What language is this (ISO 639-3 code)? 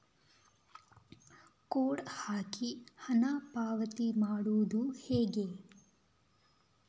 kan